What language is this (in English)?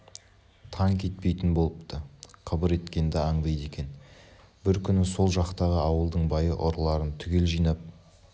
Kazakh